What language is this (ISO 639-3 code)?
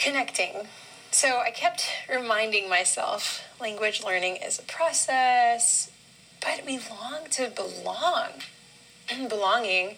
eng